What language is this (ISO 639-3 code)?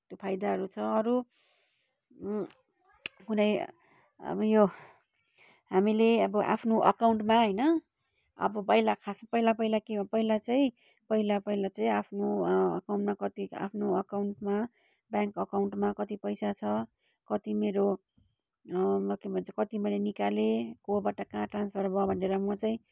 nep